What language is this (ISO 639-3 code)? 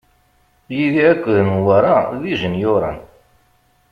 kab